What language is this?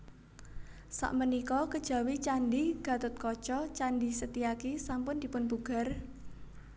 Javanese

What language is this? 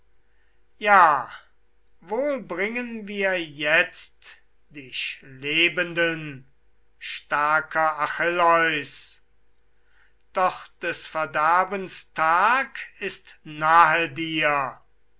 German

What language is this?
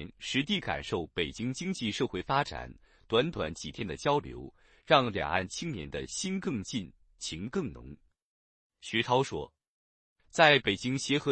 Chinese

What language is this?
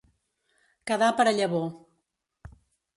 Catalan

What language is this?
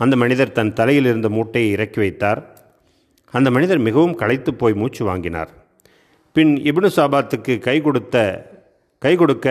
Tamil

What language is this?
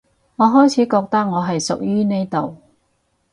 Cantonese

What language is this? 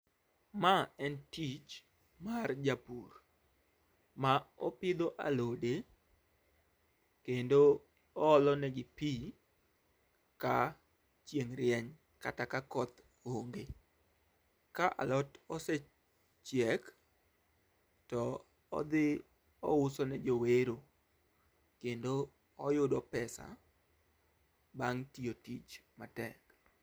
Luo (Kenya and Tanzania)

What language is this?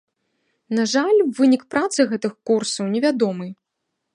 Belarusian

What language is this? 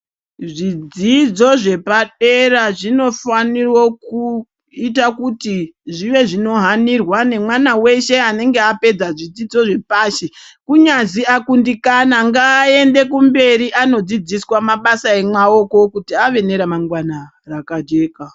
Ndau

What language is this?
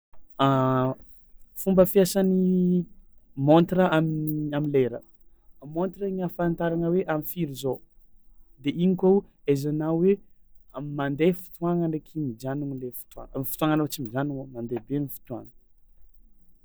Tsimihety Malagasy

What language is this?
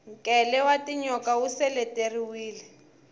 Tsonga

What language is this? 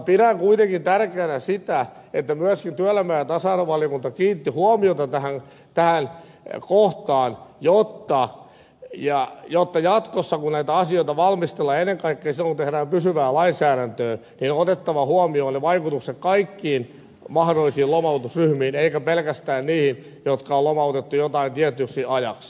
Finnish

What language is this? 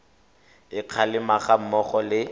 Tswana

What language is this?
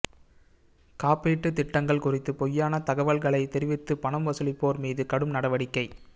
Tamil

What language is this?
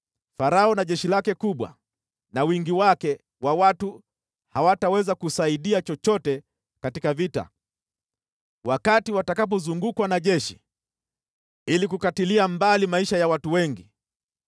Swahili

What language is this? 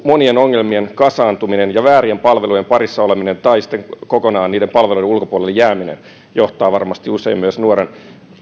Finnish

